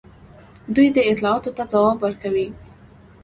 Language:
Pashto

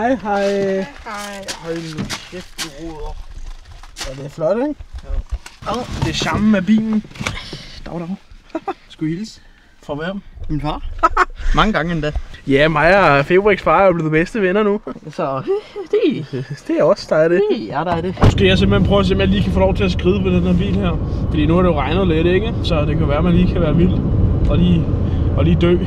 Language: Danish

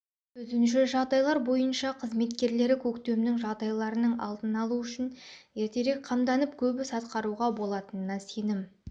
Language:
Kazakh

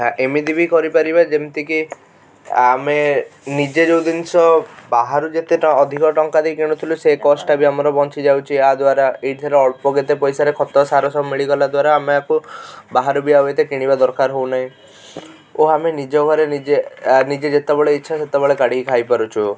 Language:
Odia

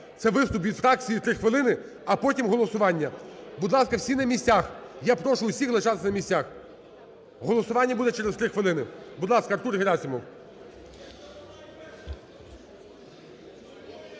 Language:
Ukrainian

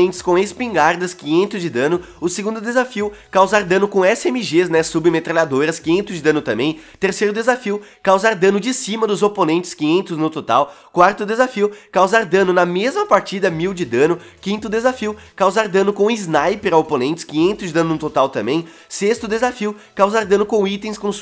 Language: Portuguese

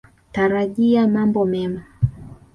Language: Swahili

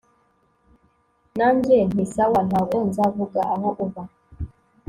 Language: Kinyarwanda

